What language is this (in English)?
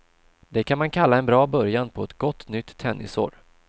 Swedish